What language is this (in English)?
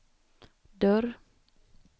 Swedish